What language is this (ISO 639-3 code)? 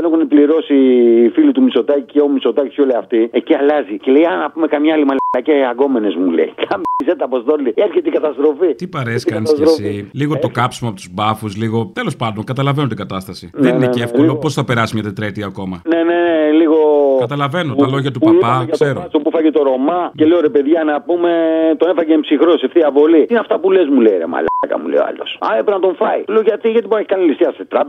ell